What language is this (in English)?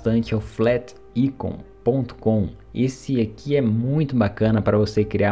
Portuguese